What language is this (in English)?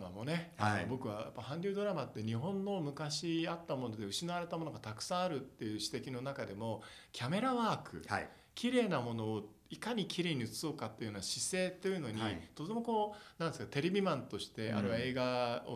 Japanese